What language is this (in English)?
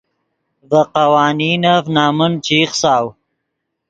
Yidgha